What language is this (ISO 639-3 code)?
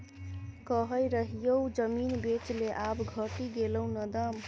mai